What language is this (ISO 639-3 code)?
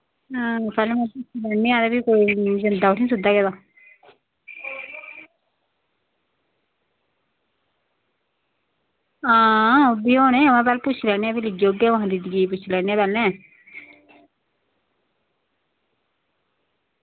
doi